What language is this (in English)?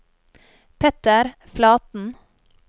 Norwegian